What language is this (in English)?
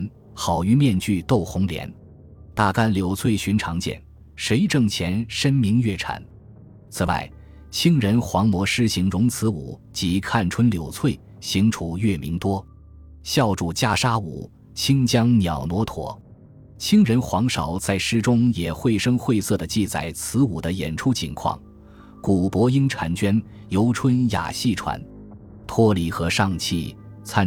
Chinese